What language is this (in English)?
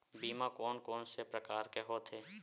Chhattisgarhi